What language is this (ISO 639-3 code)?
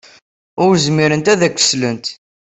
kab